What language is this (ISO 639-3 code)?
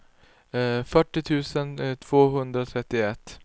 swe